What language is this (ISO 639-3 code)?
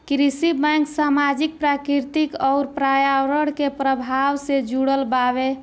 bho